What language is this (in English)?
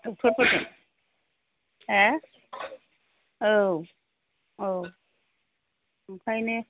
Bodo